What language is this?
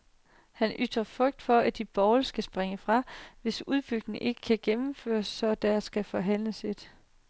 Danish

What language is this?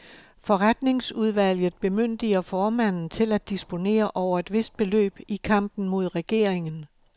Danish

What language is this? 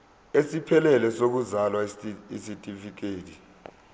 Zulu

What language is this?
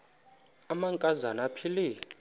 Xhosa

